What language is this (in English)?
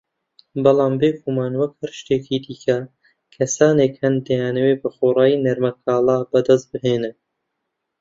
Central Kurdish